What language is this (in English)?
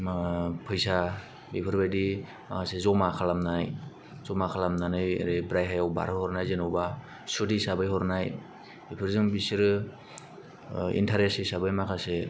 Bodo